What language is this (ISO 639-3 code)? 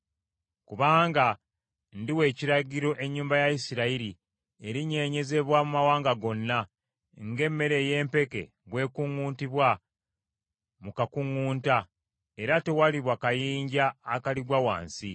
lug